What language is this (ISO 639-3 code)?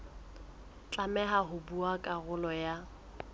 sot